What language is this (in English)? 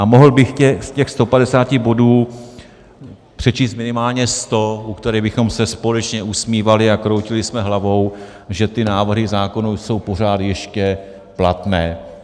Czech